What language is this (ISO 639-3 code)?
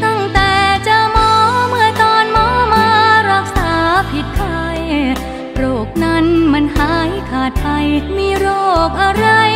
tha